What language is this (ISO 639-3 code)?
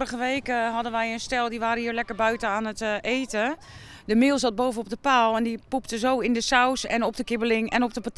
nld